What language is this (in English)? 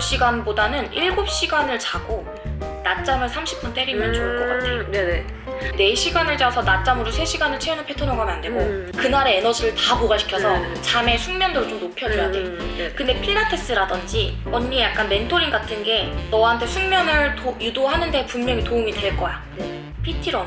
Korean